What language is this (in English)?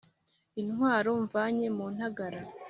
Kinyarwanda